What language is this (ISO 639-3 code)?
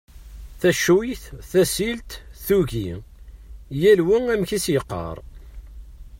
kab